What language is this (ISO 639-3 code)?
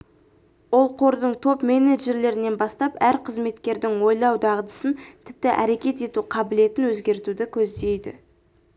kaz